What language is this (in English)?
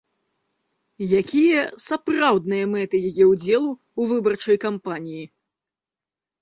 Belarusian